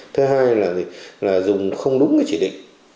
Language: Vietnamese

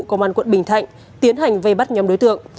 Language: Vietnamese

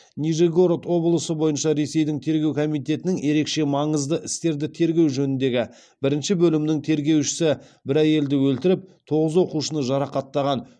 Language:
Kazakh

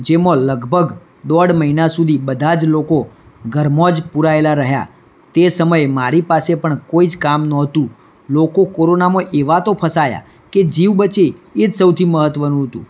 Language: Gujarati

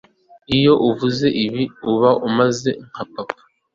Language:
Kinyarwanda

